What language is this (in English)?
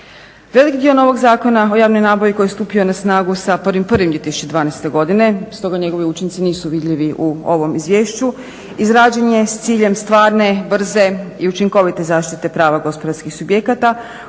Croatian